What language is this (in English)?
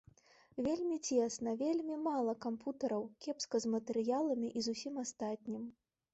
Belarusian